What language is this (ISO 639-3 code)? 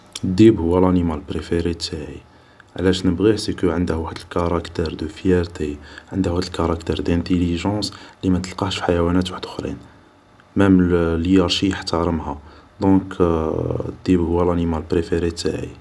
arq